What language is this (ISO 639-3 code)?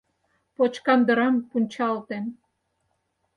chm